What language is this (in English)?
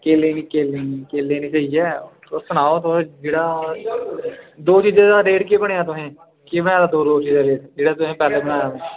Dogri